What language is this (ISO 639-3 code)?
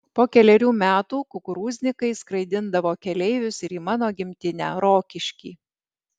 lit